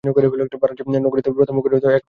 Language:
Bangla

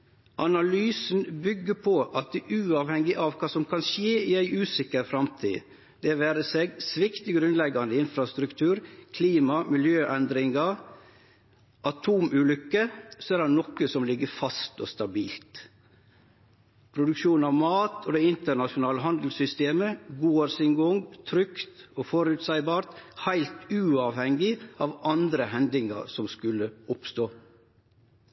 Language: Norwegian Nynorsk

